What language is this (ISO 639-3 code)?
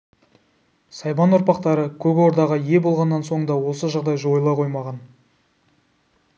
kaz